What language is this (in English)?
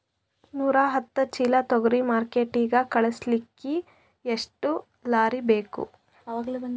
Kannada